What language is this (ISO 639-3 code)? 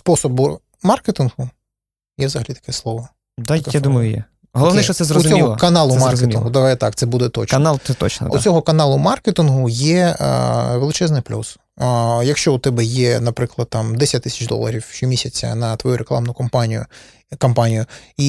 ukr